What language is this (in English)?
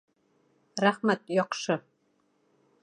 Bashkir